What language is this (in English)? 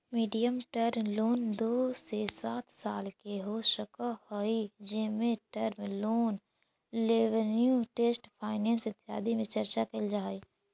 Magahi